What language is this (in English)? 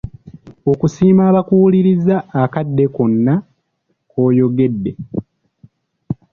Ganda